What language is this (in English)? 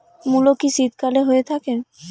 Bangla